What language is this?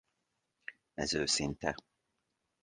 Hungarian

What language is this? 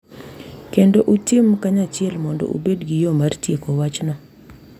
Luo (Kenya and Tanzania)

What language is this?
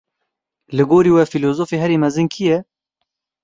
Kurdish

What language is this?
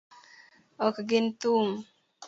Luo (Kenya and Tanzania)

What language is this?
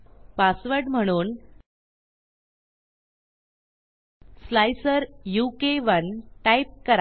Marathi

